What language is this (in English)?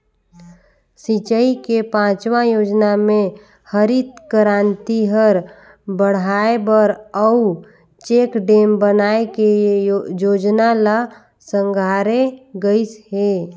Chhattisgarhi